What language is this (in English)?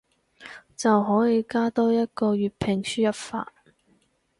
Cantonese